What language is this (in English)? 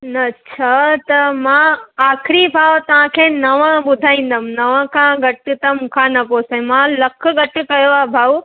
Sindhi